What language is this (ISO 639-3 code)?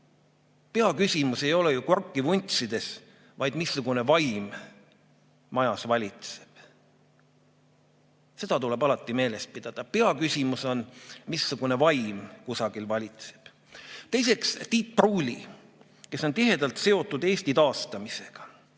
est